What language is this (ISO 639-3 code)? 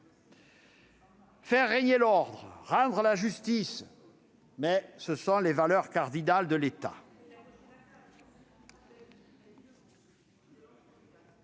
fra